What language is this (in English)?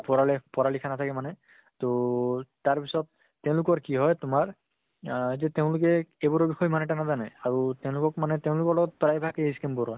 Assamese